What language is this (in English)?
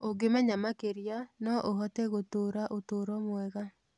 Kikuyu